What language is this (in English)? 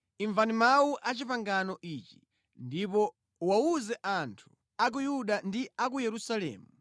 Nyanja